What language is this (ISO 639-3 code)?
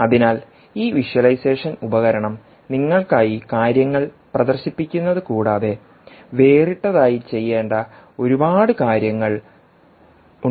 mal